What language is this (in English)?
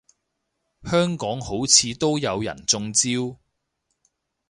Cantonese